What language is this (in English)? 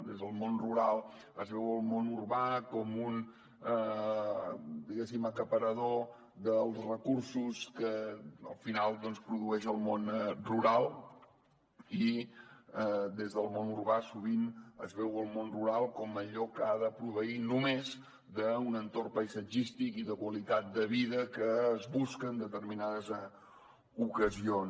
Catalan